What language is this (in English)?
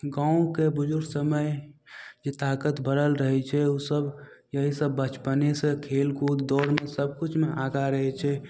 Maithili